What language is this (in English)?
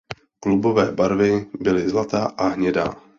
Czech